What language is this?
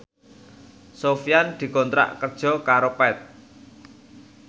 Javanese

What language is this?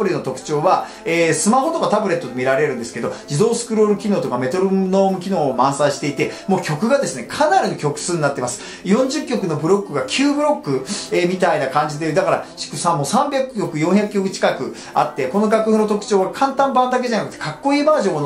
Japanese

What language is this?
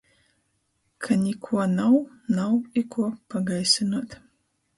Latgalian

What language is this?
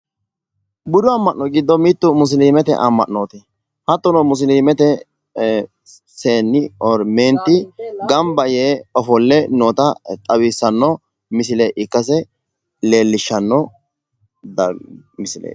Sidamo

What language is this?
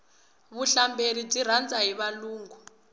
Tsonga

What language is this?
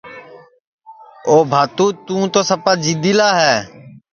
Sansi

